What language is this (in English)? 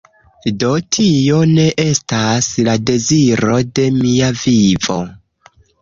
Esperanto